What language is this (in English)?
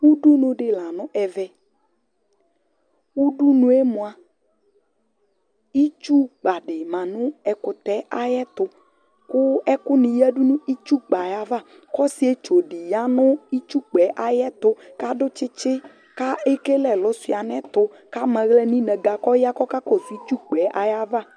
Ikposo